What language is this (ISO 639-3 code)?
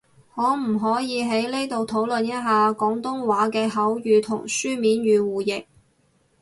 yue